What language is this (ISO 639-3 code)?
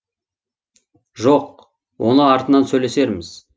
kaz